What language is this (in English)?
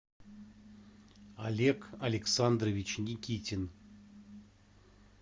Russian